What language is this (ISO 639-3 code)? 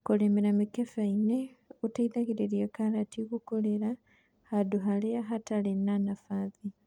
kik